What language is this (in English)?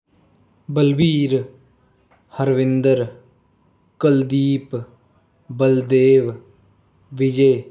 Punjabi